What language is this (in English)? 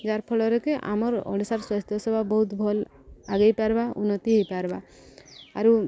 Odia